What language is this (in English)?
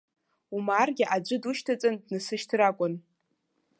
Abkhazian